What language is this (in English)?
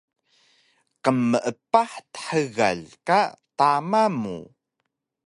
Taroko